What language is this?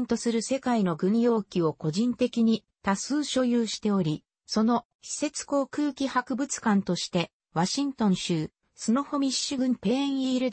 Japanese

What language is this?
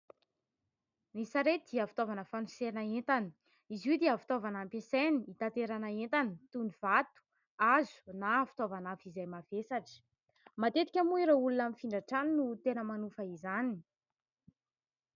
Malagasy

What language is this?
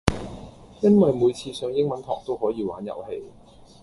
Cantonese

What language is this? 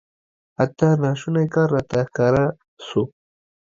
Pashto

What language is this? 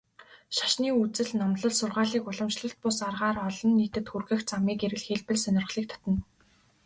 Mongolian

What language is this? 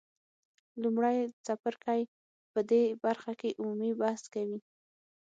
Pashto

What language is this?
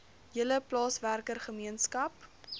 Afrikaans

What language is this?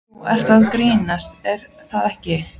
Icelandic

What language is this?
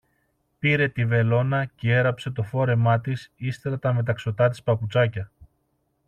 Greek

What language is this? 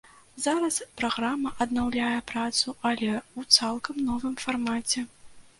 Belarusian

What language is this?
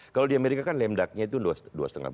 Indonesian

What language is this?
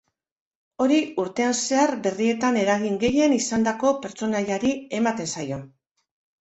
Basque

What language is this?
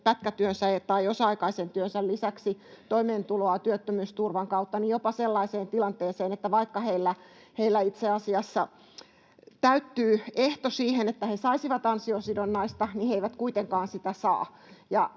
Finnish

